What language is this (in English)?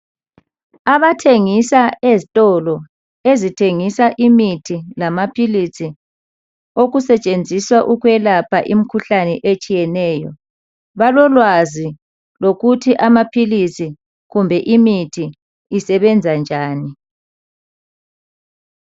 North Ndebele